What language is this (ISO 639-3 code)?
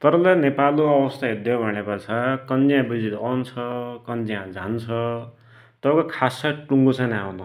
dty